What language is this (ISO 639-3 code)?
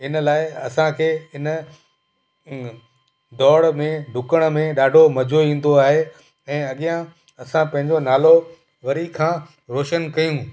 snd